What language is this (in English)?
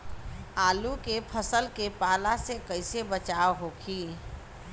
Bhojpuri